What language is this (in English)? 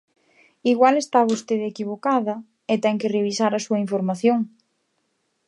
Galician